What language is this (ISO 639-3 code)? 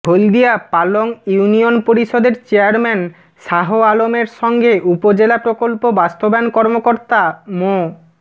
ben